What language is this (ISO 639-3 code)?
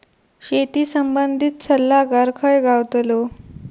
mar